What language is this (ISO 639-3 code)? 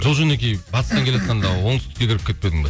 kaz